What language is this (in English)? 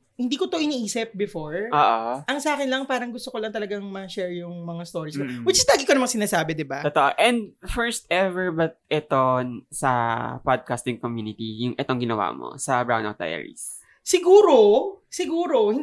Filipino